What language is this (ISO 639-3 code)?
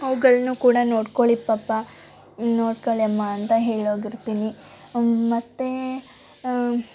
kan